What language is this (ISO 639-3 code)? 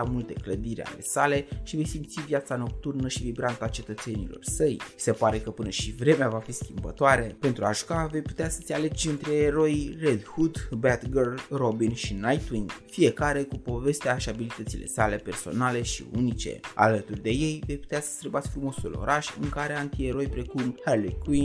ron